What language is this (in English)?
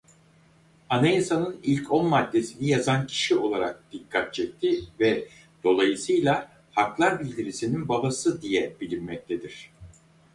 Turkish